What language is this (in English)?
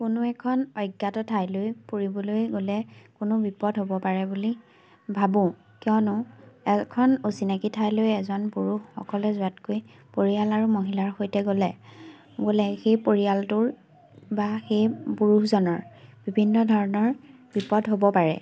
Assamese